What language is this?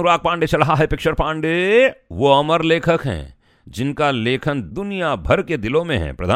Hindi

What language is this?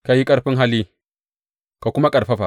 Hausa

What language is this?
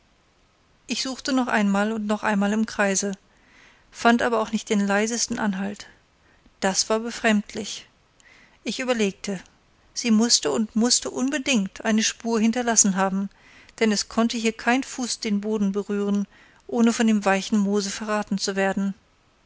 German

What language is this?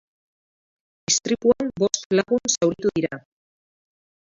Basque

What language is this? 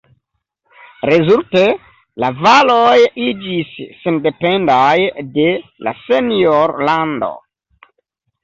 Esperanto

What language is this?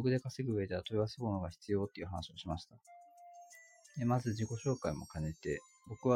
Japanese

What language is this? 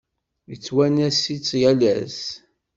Kabyle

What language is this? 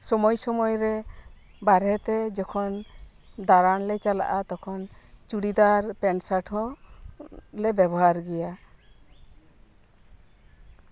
Santali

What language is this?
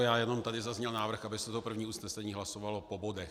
Czech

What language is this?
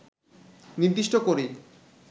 Bangla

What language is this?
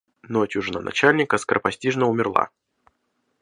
Russian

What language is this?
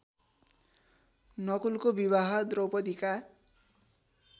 Nepali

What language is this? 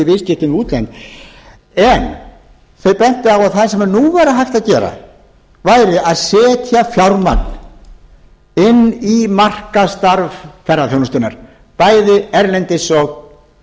Icelandic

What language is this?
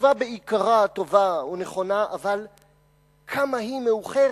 Hebrew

